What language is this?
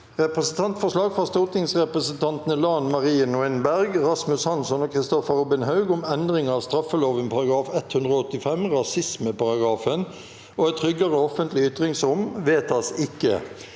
Norwegian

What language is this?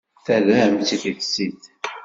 Kabyle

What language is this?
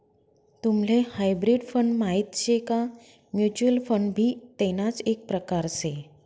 Marathi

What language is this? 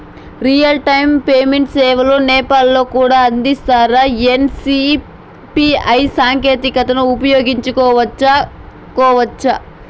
Telugu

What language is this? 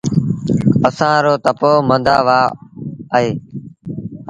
Sindhi Bhil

